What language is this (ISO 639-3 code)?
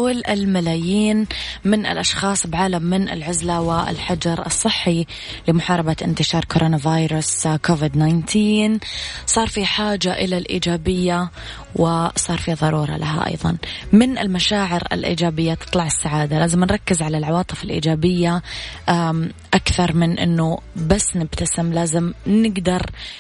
ara